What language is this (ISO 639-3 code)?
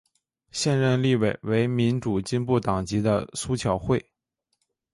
zho